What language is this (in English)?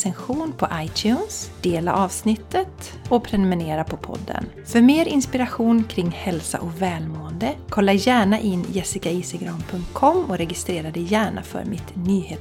Swedish